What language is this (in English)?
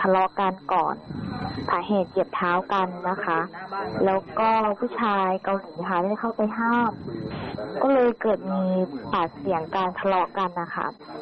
Thai